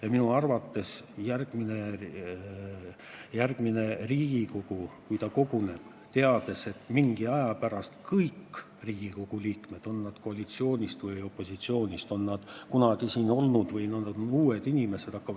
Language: Estonian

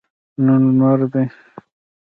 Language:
Pashto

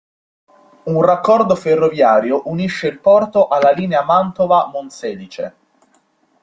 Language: Italian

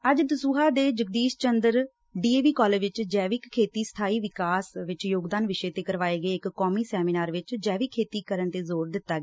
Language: Punjabi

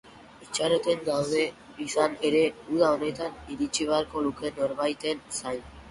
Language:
Basque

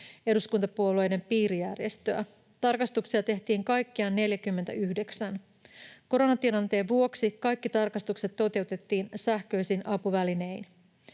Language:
Finnish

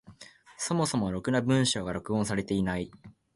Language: Japanese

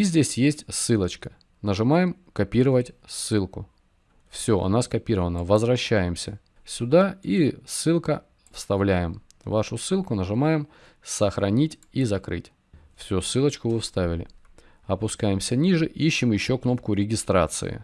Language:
Russian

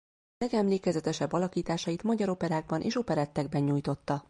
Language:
Hungarian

